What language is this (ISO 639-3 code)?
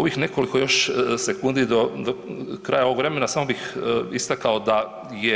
hrv